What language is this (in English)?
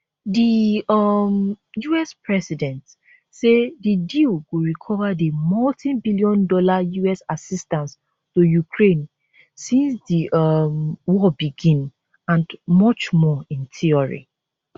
Nigerian Pidgin